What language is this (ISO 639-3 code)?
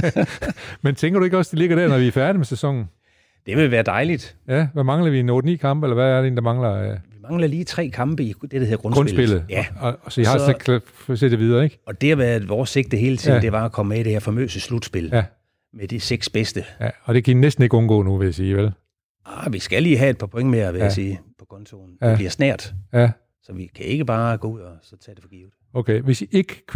dan